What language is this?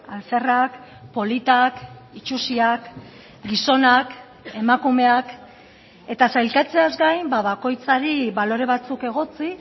Basque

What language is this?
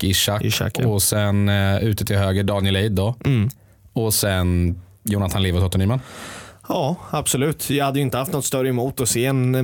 Swedish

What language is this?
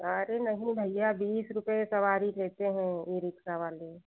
Hindi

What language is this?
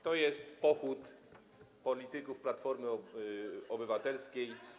Polish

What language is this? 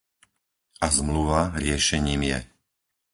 Slovak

